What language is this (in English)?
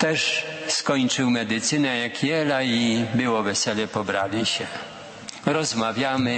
Polish